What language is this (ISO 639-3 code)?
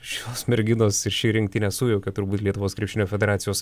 lit